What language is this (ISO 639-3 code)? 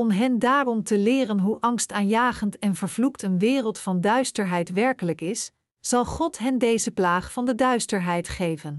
nld